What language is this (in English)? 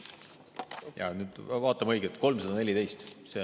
Estonian